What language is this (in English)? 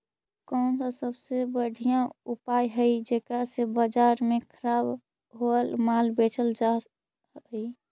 Magahi